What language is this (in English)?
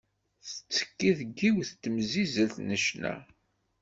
Kabyle